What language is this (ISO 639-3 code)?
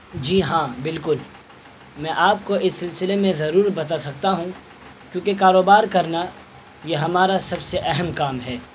urd